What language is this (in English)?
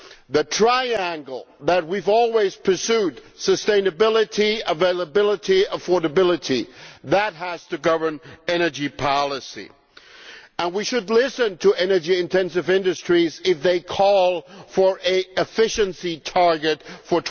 English